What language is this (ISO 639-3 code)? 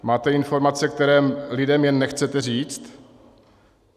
ces